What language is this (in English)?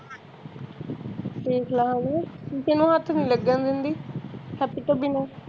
Punjabi